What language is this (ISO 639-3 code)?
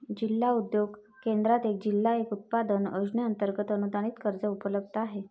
mar